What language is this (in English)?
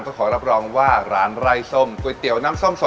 Thai